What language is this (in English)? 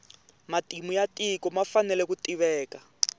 Tsonga